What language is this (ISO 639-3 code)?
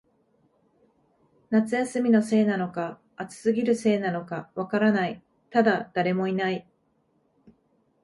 jpn